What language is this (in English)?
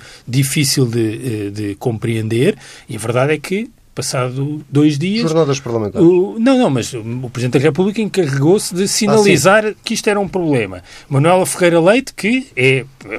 Portuguese